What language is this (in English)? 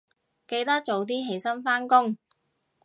Cantonese